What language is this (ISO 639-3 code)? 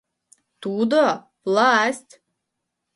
chm